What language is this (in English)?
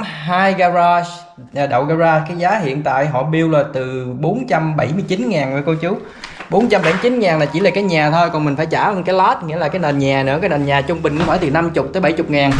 Vietnamese